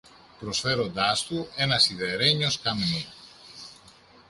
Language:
Greek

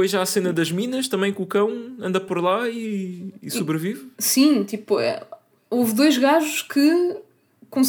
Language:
Portuguese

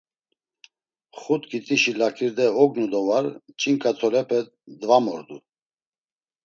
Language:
Laz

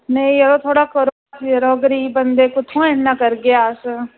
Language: Dogri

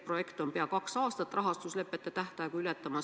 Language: Estonian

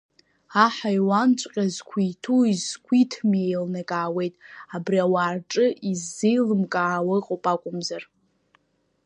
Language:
Abkhazian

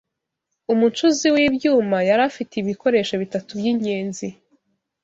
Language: Kinyarwanda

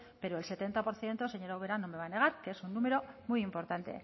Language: Spanish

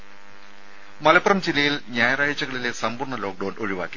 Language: Malayalam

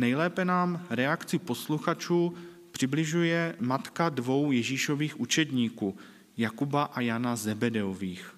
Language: Czech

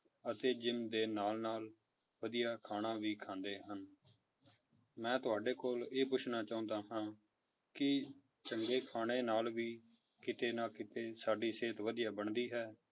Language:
Punjabi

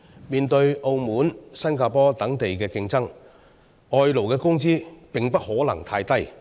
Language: Cantonese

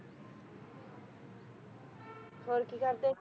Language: Punjabi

